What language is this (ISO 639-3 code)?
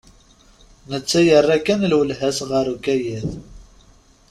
kab